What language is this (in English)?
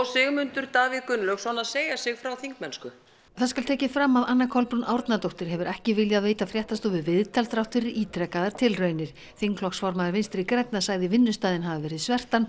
Icelandic